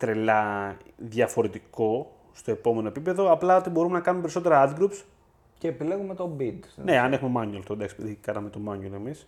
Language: Greek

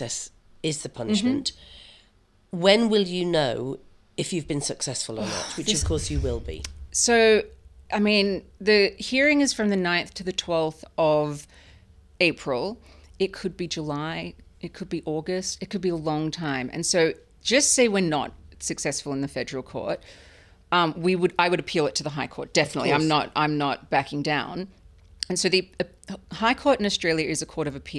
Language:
English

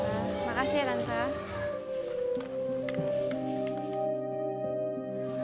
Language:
Indonesian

